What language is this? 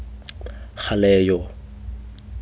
Tswana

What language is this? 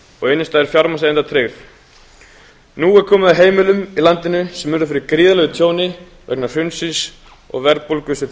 Icelandic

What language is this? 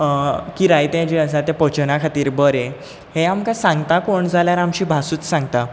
Konkani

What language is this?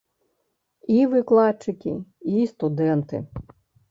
Belarusian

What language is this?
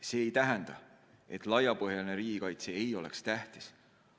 Estonian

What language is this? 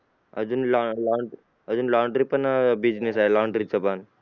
Marathi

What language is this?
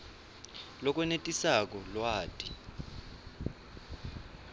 Swati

